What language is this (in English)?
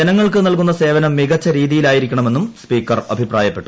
Malayalam